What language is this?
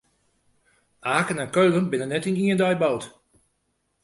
Western Frisian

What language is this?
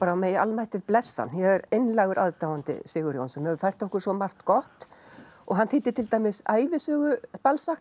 Icelandic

